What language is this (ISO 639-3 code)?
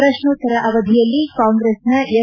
kan